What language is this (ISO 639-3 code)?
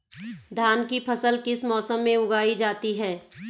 hin